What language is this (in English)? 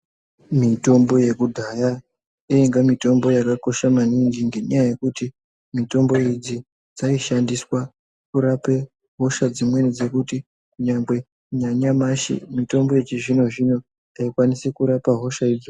Ndau